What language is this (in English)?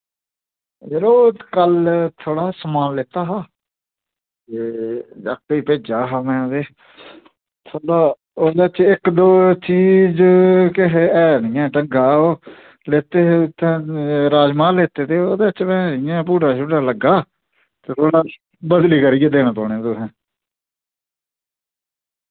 Dogri